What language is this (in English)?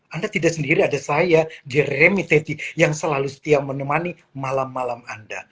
Indonesian